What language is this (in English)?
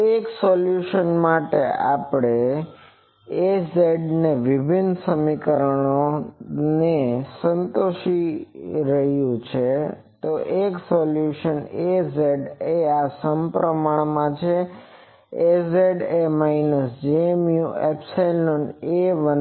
Gujarati